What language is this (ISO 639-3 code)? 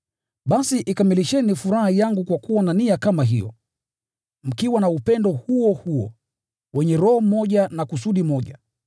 swa